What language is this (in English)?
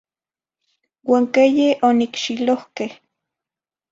Zacatlán-Ahuacatlán-Tepetzintla Nahuatl